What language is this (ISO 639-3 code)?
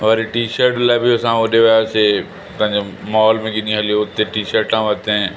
snd